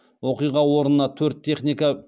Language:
Kazakh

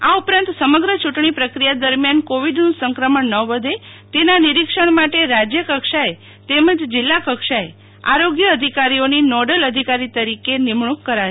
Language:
Gujarati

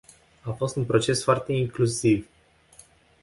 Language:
Romanian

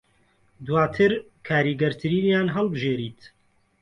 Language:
Central Kurdish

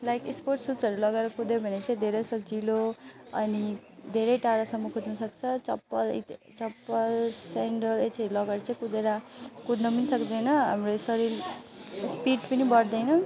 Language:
Nepali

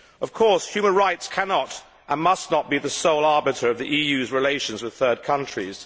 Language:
English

